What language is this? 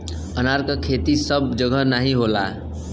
Bhojpuri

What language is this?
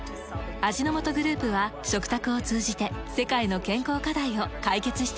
Japanese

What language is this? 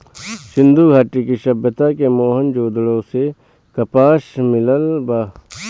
Bhojpuri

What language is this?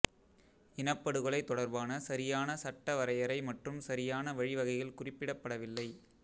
Tamil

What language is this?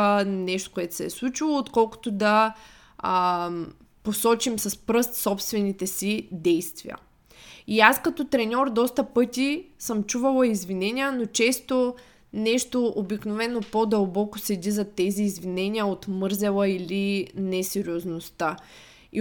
Bulgarian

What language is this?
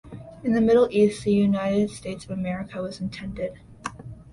English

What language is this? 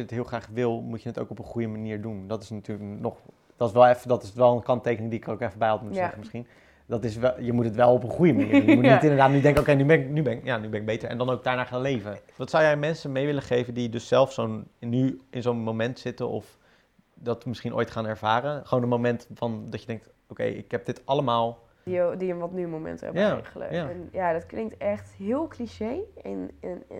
Dutch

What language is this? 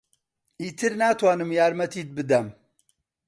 Central Kurdish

